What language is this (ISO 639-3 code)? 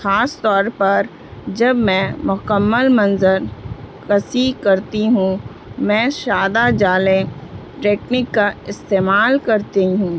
urd